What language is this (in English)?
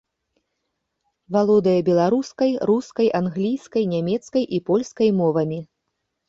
Belarusian